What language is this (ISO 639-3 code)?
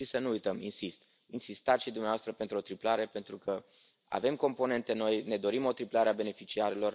ron